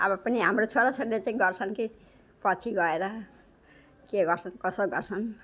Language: Nepali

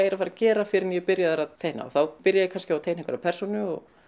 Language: Icelandic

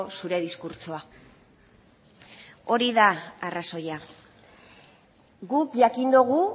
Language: Basque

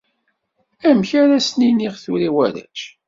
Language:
Kabyle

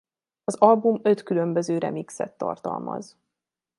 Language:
Hungarian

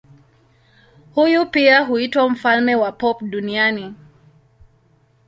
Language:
Swahili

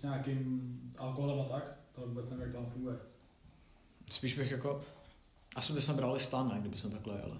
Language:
Czech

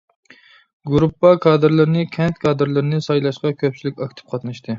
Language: Uyghur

